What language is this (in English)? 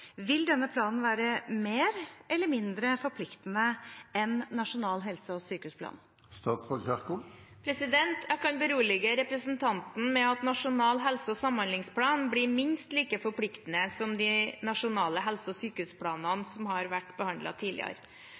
Norwegian Bokmål